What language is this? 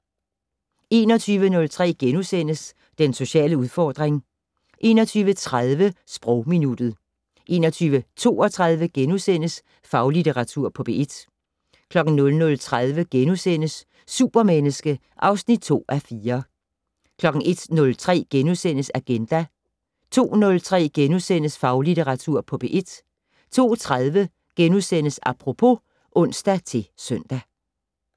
Danish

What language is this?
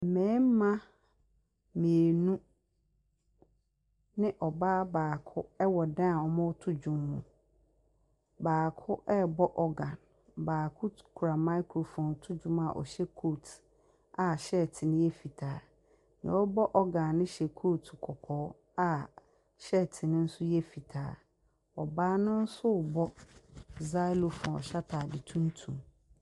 Akan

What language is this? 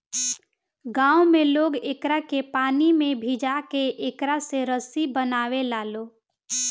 Bhojpuri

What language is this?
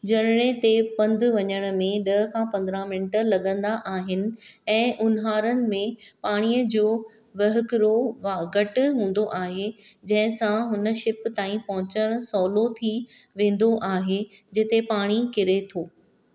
Sindhi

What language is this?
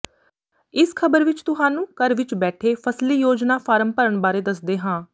Punjabi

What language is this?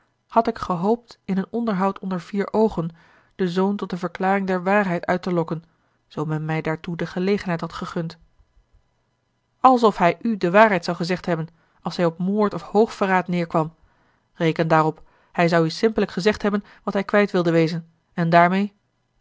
Dutch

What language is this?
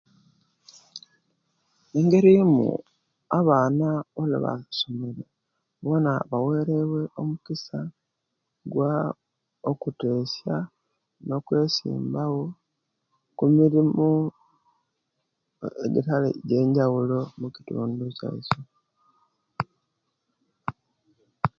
Kenyi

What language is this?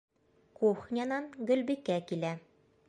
Bashkir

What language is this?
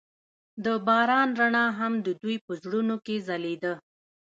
Pashto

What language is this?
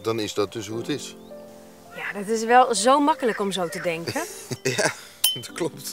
Dutch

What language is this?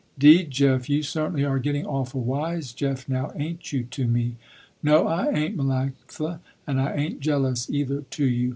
English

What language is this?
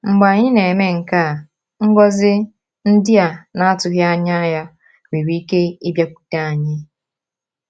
Igbo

